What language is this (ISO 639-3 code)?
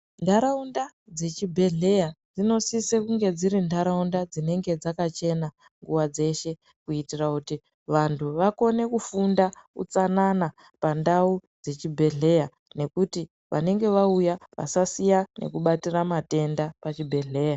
ndc